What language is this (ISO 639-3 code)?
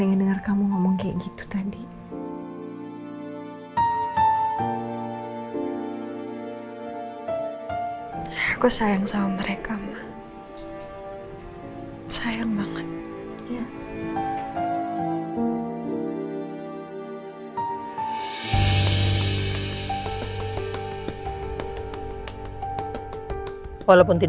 ind